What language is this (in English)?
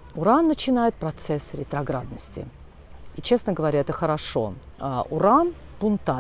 Russian